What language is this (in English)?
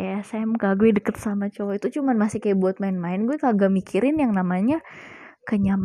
Indonesian